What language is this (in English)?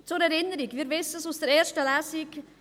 Swiss German